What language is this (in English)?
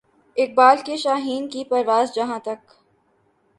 Urdu